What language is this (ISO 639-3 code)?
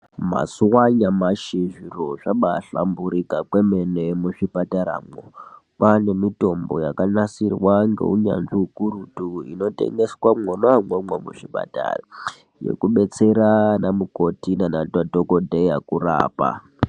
ndc